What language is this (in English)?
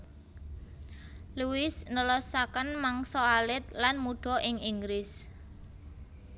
Javanese